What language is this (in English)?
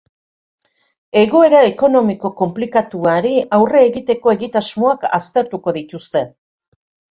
Basque